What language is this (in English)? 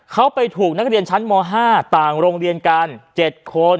Thai